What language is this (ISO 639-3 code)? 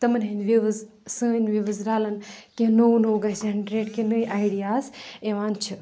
kas